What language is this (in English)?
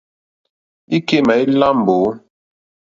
Mokpwe